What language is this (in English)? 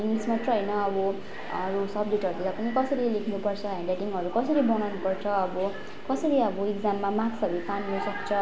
Nepali